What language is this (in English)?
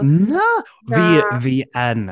Welsh